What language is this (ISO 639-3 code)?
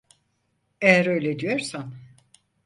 tur